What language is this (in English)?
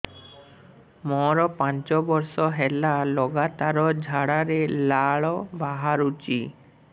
Odia